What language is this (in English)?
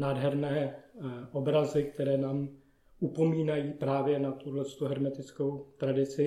Czech